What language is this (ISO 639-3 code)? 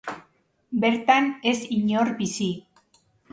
eus